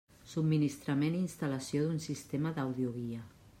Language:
Catalan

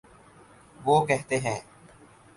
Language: Urdu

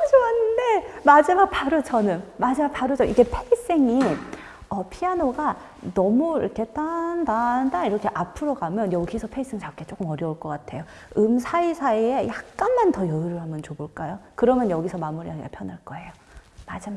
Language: Korean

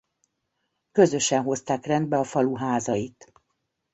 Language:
Hungarian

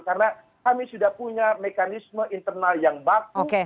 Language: Indonesian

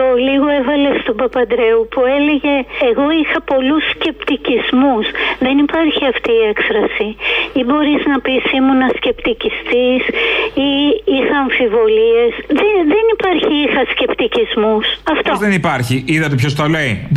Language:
Greek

